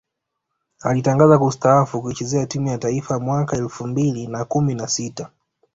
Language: Swahili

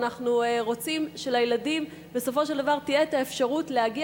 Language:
Hebrew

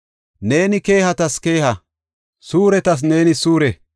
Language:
Gofa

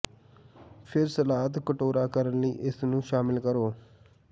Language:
Punjabi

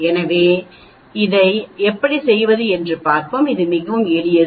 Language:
Tamil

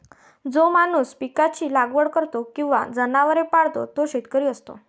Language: Marathi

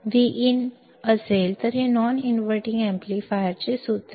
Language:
Marathi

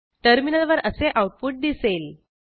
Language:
Marathi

